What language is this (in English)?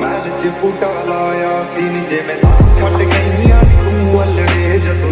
Hindi